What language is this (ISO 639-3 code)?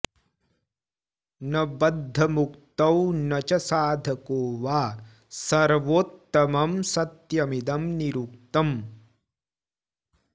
san